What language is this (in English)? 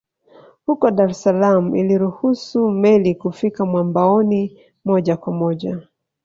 Swahili